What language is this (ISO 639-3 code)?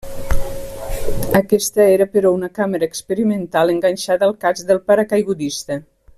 cat